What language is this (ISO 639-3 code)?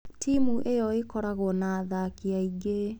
kik